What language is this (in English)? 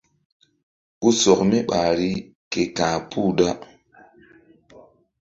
Mbum